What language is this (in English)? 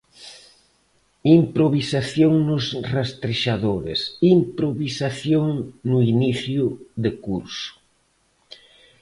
Galician